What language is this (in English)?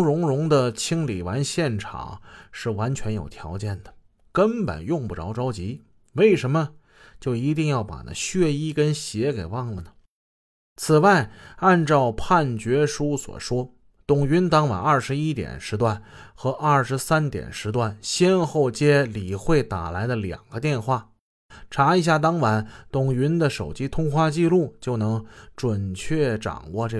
Chinese